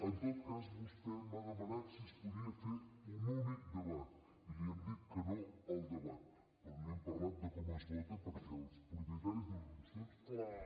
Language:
Catalan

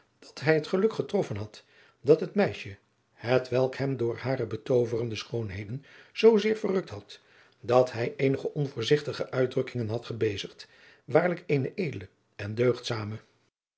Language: Dutch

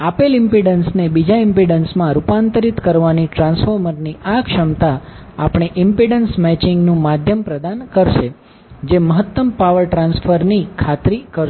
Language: Gujarati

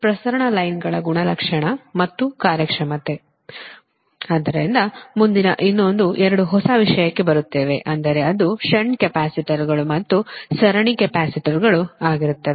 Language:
Kannada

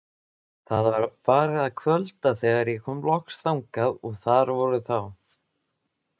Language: Icelandic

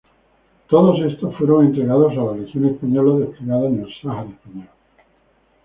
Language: Spanish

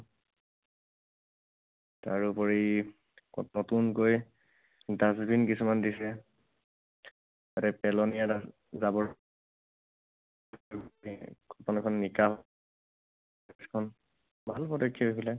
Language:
Assamese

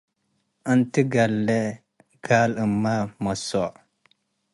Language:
Tigre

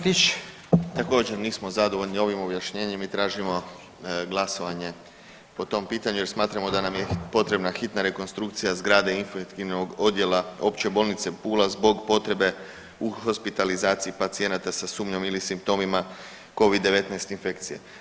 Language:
Croatian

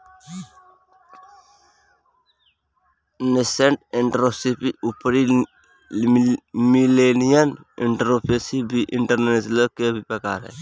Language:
Bhojpuri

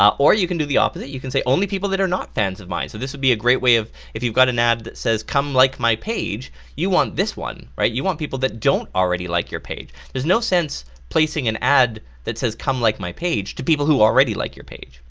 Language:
English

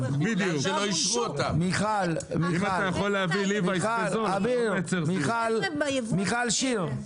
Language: Hebrew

